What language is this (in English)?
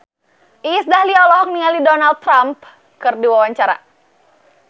Sundanese